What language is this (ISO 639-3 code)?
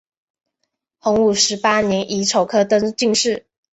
zho